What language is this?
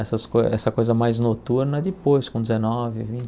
Portuguese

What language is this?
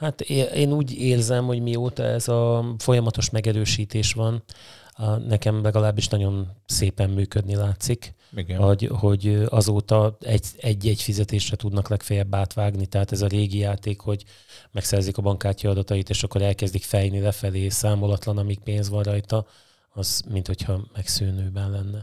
Hungarian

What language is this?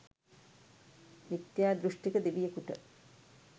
Sinhala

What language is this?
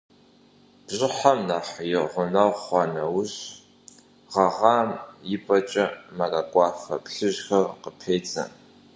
Kabardian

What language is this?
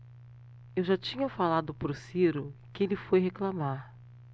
Portuguese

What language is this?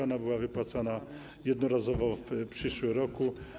Polish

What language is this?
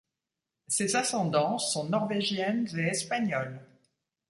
French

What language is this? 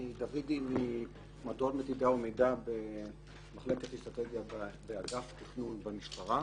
Hebrew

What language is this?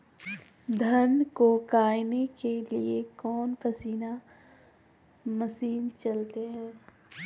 Magahi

